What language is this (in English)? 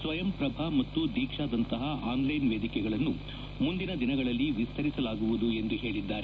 Kannada